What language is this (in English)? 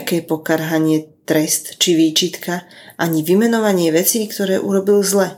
Slovak